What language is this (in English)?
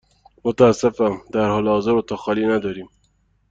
Persian